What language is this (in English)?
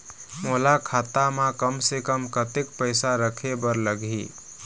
Chhattisgarhi